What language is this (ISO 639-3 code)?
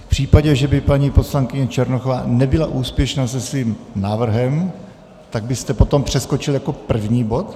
ces